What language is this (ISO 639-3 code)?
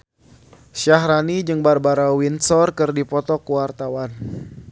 sun